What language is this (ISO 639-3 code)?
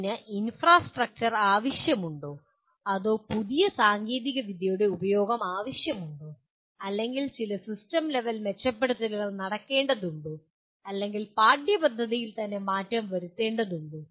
mal